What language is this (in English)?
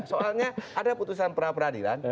Indonesian